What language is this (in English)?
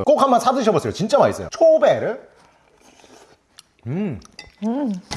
Korean